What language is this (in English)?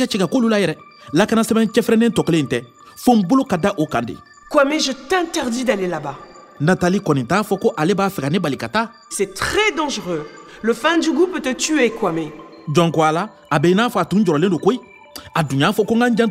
French